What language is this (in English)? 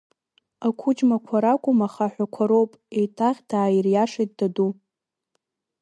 Abkhazian